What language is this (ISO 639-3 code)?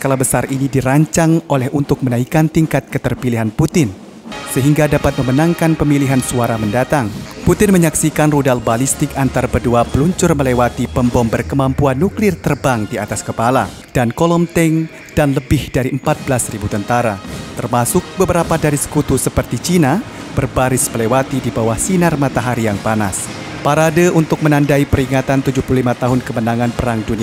ind